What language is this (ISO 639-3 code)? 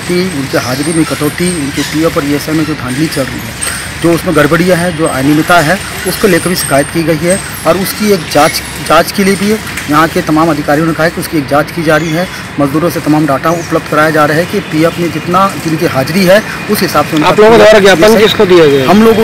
hin